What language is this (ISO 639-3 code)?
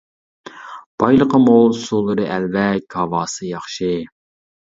uig